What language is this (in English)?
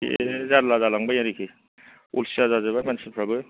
Bodo